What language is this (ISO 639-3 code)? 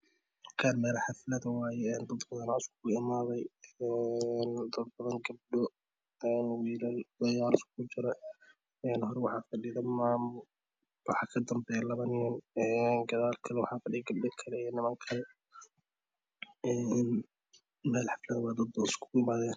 som